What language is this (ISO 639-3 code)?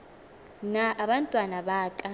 xho